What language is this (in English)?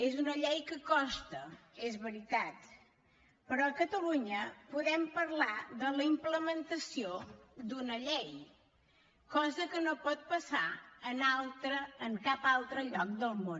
Catalan